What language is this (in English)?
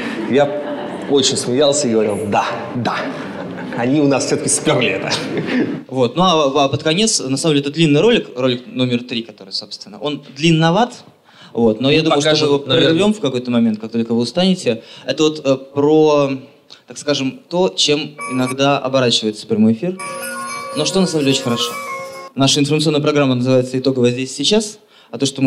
Russian